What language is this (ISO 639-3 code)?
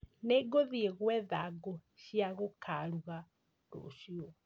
kik